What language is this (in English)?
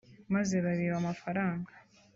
Kinyarwanda